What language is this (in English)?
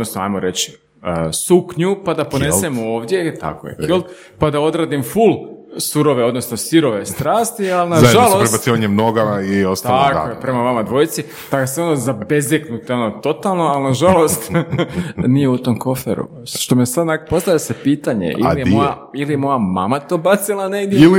Croatian